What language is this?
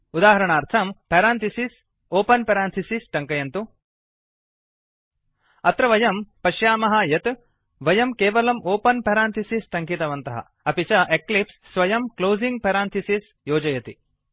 Sanskrit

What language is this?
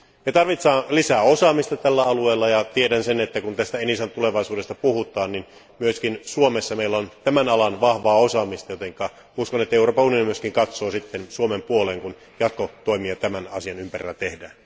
Finnish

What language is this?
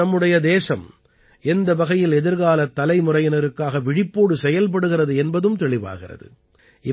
Tamil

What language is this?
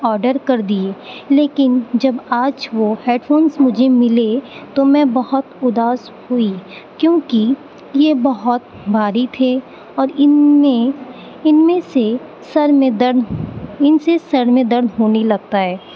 Urdu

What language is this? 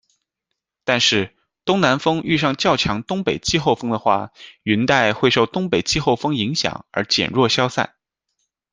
Chinese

